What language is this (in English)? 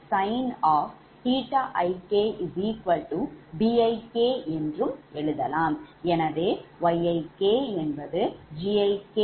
Tamil